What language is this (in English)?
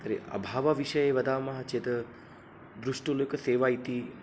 Sanskrit